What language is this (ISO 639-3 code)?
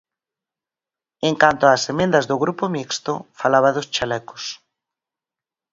glg